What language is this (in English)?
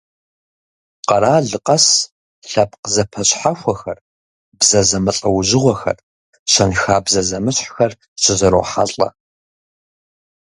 Kabardian